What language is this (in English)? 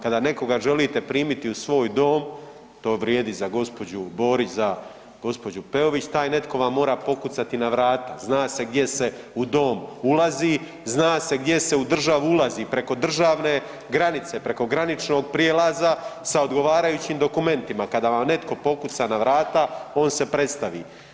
Croatian